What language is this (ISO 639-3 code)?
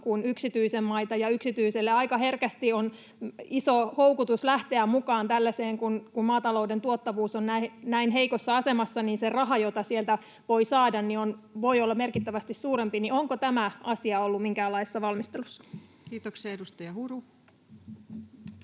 fin